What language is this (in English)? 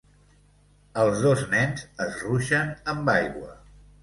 Catalan